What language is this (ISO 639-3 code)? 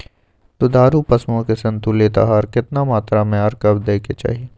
mai